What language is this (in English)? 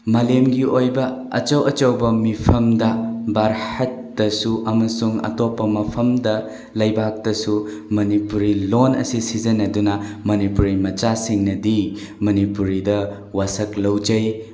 Manipuri